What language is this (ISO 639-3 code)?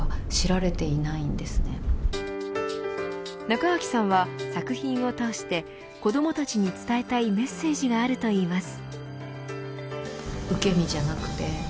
jpn